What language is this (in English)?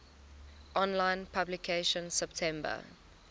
English